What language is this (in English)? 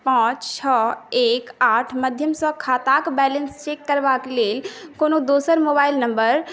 Maithili